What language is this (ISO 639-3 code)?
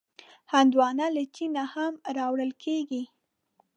pus